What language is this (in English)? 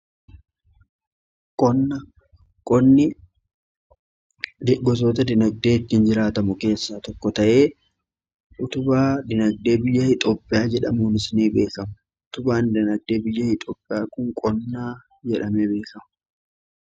Oromo